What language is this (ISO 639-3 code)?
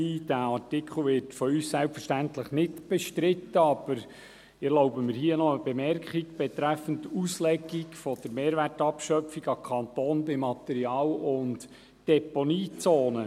gsw